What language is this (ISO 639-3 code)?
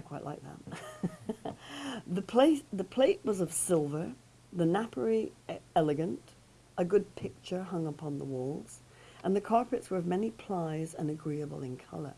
eng